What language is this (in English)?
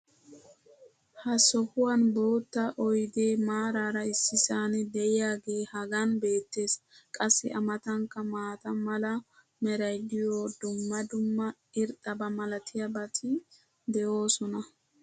Wolaytta